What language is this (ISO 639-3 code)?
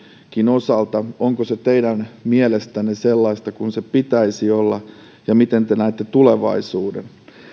fin